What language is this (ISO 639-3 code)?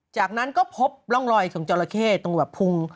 tha